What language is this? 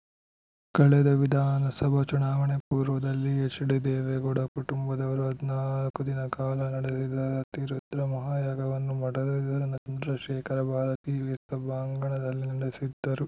Kannada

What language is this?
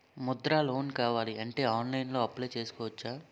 Telugu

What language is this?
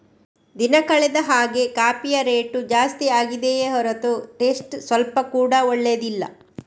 Kannada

